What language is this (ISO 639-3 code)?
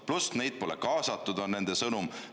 est